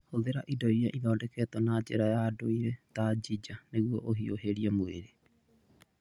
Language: Kikuyu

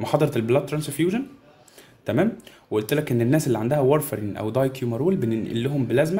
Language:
Arabic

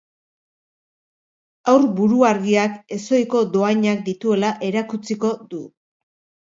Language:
Basque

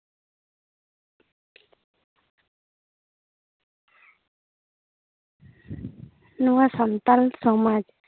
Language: Santali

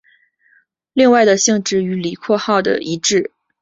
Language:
Chinese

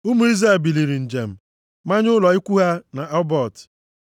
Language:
Igbo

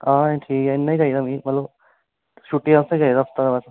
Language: Dogri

